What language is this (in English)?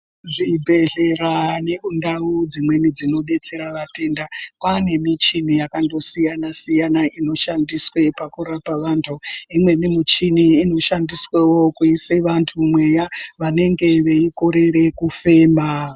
Ndau